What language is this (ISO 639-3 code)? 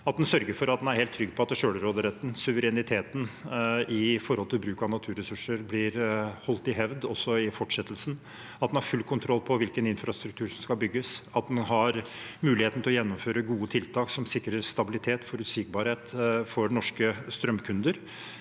nor